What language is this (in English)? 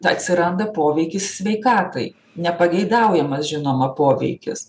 Lithuanian